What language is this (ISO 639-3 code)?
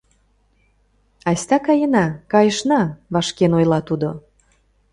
chm